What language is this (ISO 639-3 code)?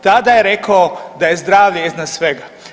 hrv